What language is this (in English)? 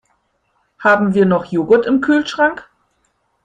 German